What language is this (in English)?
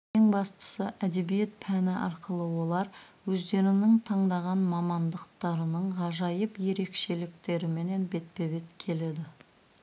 Kazakh